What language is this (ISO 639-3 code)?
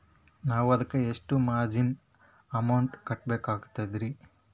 kan